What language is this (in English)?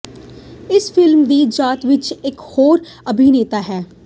Punjabi